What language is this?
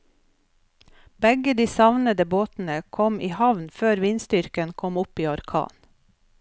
Norwegian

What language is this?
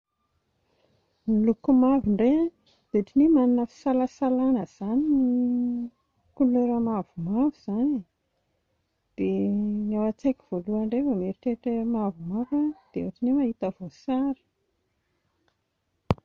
Malagasy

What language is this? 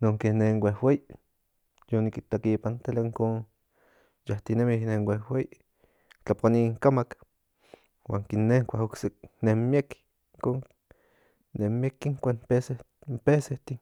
Central Nahuatl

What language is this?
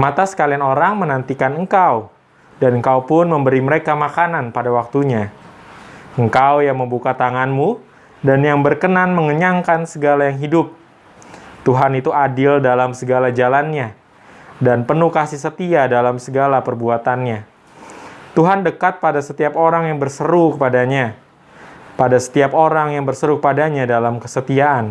Indonesian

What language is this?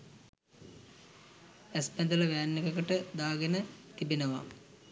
Sinhala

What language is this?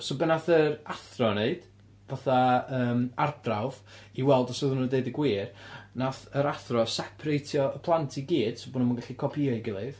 Welsh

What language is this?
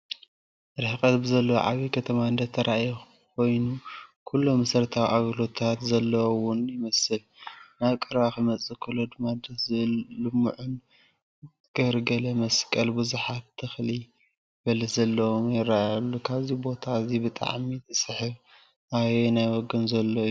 Tigrinya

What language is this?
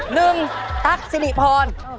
Thai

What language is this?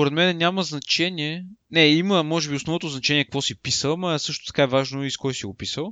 Bulgarian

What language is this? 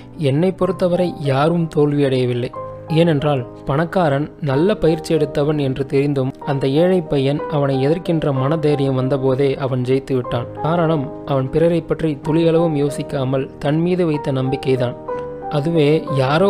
Tamil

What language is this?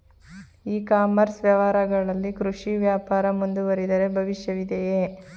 Kannada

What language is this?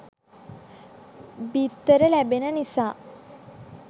Sinhala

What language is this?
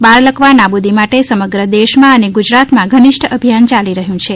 Gujarati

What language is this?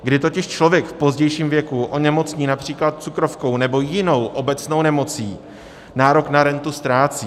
Czech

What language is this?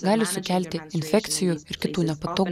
Lithuanian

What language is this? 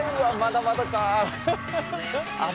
Japanese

